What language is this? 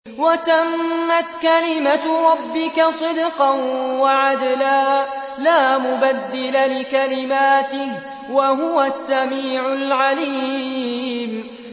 Arabic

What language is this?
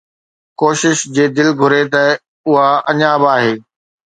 Sindhi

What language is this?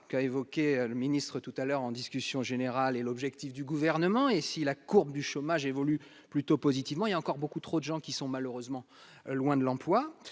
French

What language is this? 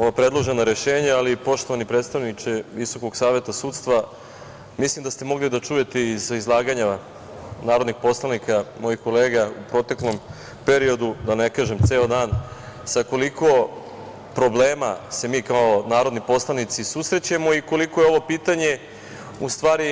Serbian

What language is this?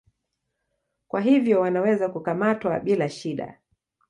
Swahili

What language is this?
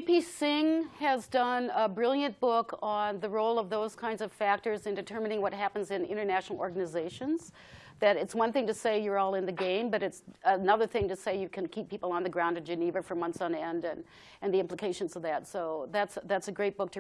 English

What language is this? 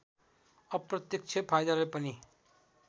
Nepali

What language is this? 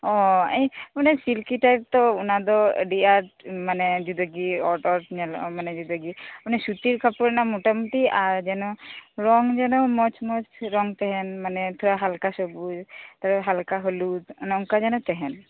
Santali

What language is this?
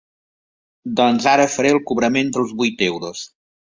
Catalan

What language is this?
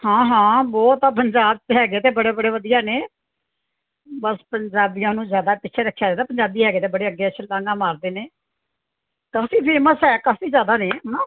Punjabi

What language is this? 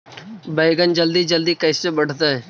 Magahi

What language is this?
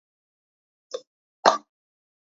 Georgian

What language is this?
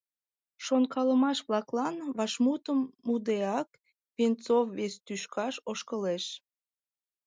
Mari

